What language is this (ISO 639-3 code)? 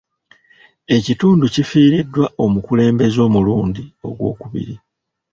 lug